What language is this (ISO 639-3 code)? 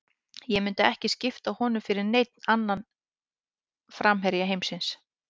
isl